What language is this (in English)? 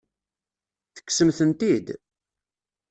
Kabyle